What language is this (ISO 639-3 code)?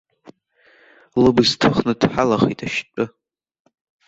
abk